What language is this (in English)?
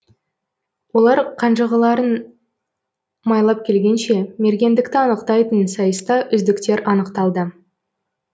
Kazakh